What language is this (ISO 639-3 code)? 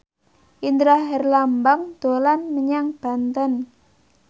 jav